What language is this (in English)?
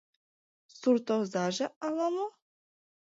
Mari